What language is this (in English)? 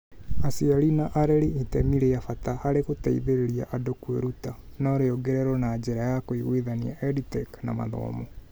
Kikuyu